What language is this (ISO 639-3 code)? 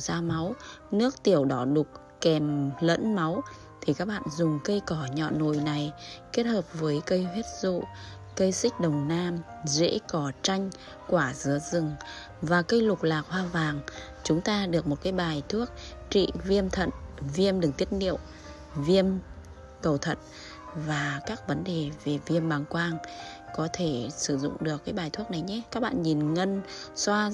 vie